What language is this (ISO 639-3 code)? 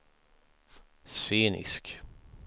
swe